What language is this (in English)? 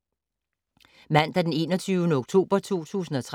Danish